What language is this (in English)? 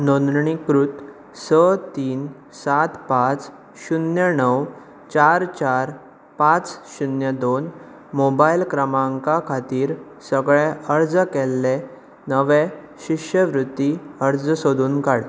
Konkani